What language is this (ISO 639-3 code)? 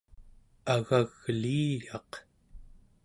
esu